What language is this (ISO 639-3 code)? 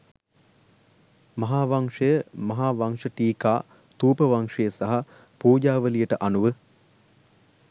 sin